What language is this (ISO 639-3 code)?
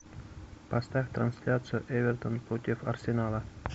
rus